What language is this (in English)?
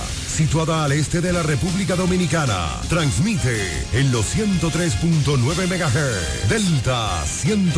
Spanish